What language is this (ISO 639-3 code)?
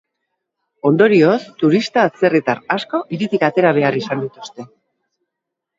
eus